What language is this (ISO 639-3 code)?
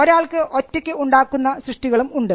mal